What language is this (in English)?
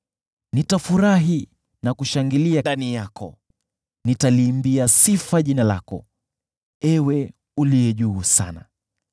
Swahili